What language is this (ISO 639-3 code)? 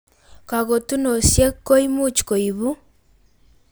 kln